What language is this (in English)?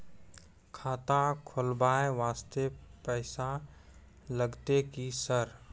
Maithili